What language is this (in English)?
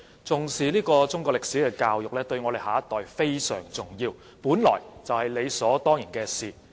Cantonese